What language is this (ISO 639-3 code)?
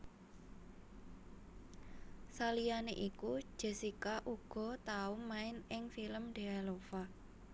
jav